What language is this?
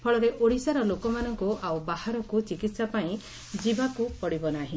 Odia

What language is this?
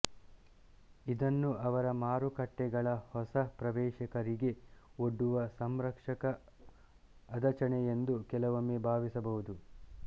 Kannada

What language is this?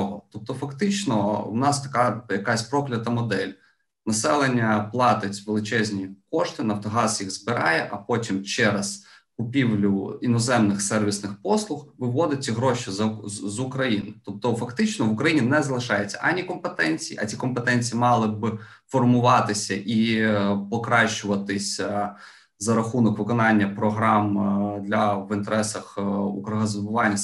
Ukrainian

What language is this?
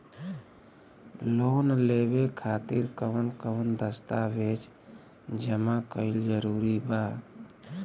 Bhojpuri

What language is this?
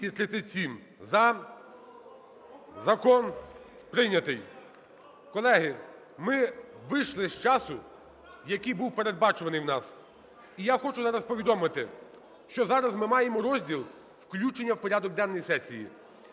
Ukrainian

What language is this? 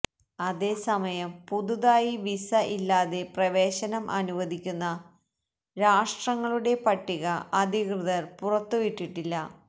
Malayalam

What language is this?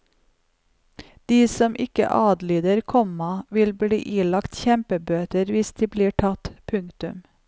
Norwegian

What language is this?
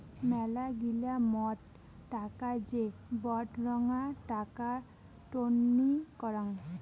Bangla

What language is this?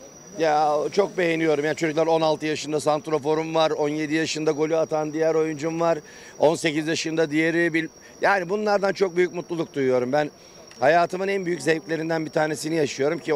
Turkish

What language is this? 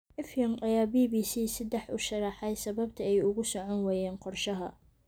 Somali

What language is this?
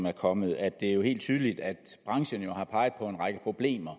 Danish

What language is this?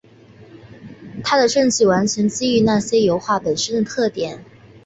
Chinese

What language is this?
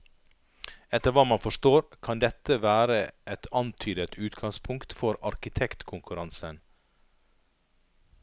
Norwegian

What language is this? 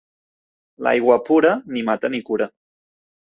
Catalan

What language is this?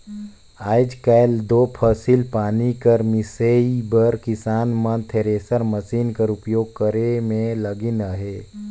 Chhattisgarhi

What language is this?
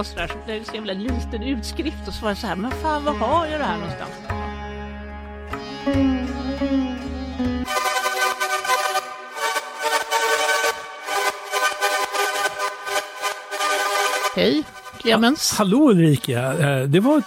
Swedish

